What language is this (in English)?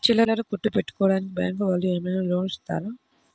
Telugu